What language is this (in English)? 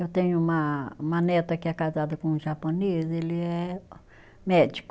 Portuguese